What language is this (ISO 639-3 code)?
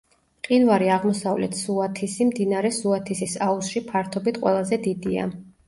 kat